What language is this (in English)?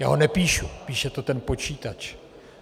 Czech